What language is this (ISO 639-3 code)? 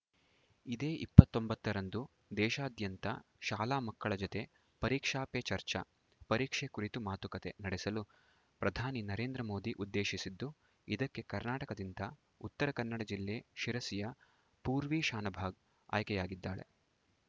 kan